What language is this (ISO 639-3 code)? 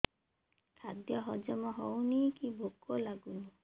ori